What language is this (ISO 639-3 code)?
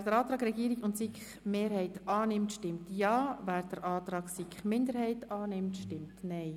gsw